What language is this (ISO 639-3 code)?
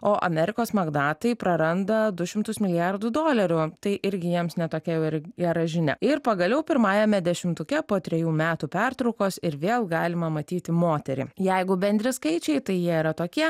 lit